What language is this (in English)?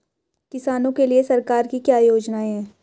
Hindi